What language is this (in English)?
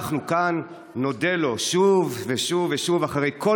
Hebrew